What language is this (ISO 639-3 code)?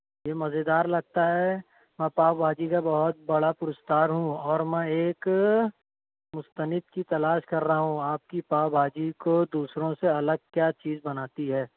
urd